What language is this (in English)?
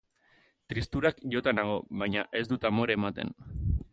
Basque